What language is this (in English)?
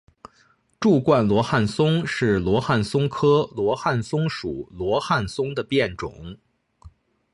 Chinese